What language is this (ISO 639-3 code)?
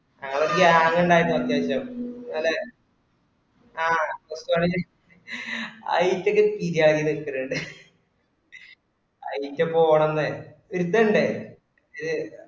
mal